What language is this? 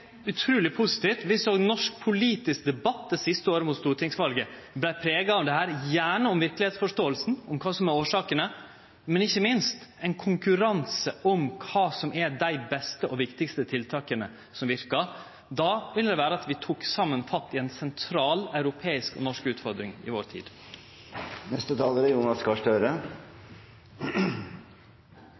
Norwegian Nynorsk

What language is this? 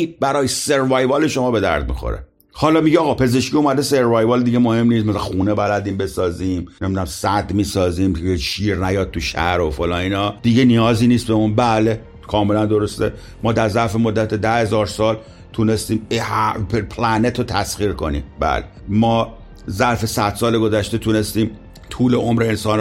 Persian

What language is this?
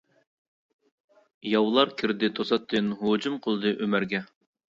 Uyghur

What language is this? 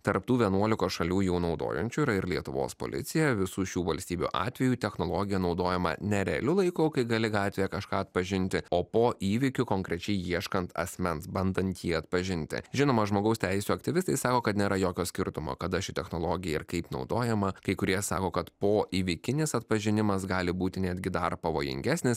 Lithuanian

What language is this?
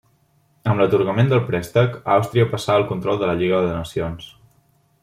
Catalan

